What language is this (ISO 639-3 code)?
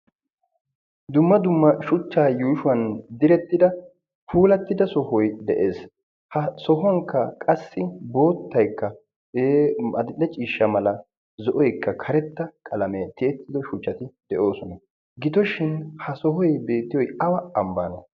wal